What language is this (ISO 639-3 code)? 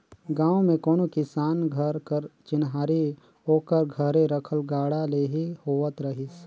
hne